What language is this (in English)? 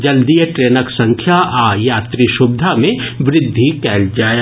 Maithili